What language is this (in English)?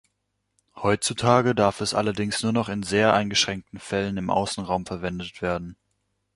German